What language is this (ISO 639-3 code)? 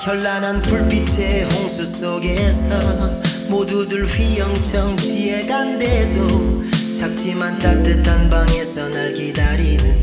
kor